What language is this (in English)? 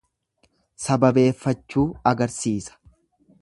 Oromo